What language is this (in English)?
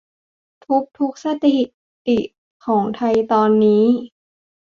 Thai